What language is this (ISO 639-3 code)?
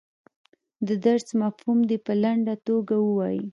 pus